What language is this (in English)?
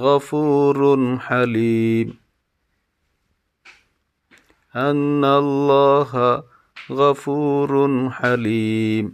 Bangla